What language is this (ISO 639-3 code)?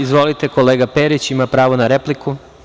srp